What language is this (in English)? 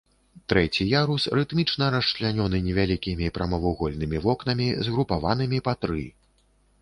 Belarusian